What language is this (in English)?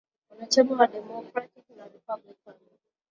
Swahili